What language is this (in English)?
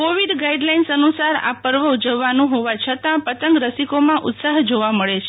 Gujarati